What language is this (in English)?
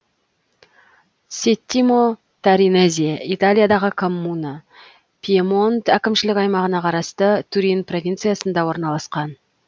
Kazakh